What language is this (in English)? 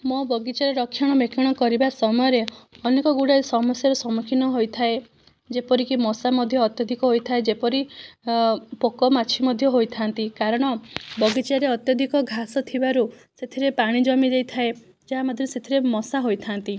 Odia